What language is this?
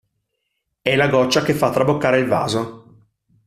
Italian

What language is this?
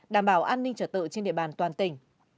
Vietnamese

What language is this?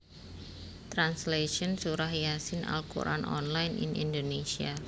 Javanese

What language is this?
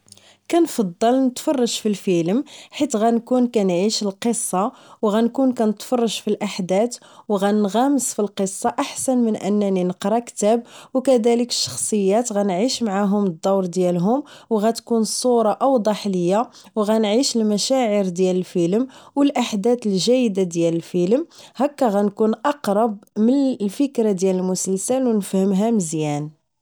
Moroccan Arabic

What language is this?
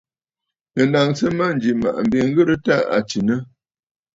Bafut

